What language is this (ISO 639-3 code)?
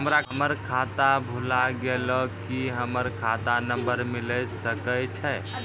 mai